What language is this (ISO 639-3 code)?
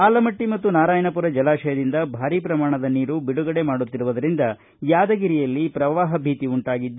kan